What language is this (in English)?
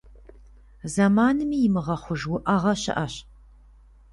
Kabardian